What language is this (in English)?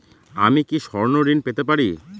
Bangla